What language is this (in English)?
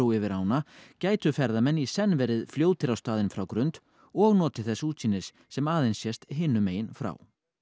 Icelandic